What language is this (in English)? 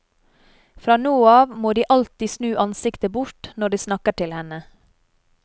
Norwegian